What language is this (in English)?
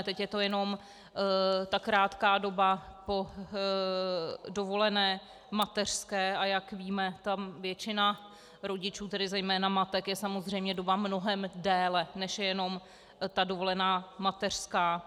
Czech